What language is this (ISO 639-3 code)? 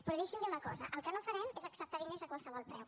cat